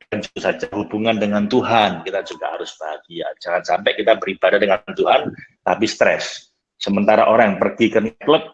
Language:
Indonesian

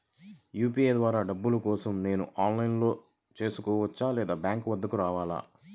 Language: Telugu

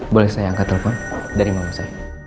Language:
Indonesian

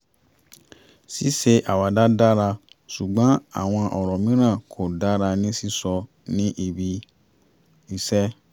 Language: Yoruba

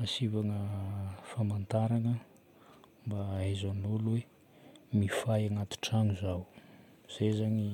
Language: Northern Betsimisaraka Malagasy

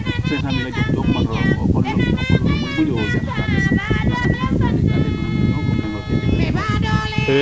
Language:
Serer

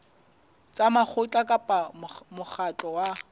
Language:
Southern Sotho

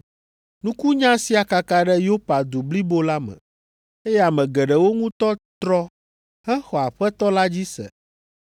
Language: Ewe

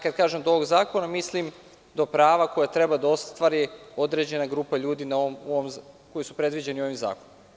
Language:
Serbian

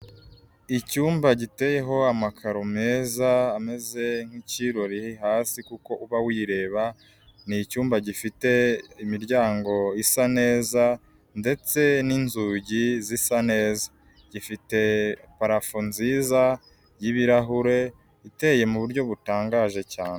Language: Kinyarwanda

